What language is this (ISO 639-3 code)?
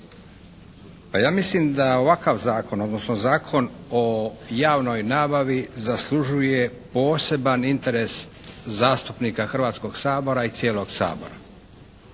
hrv